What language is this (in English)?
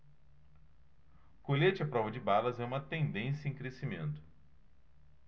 Portuguese